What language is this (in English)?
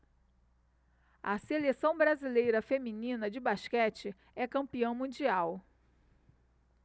Portuguese